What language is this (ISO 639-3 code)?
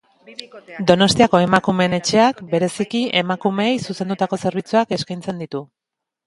eus